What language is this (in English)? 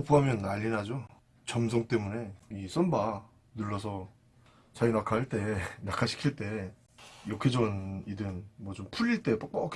Korean